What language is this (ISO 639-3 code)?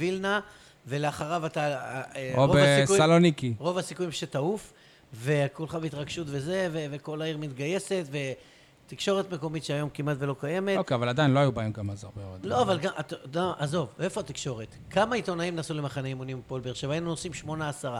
heb